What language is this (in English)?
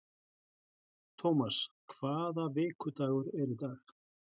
Icelandic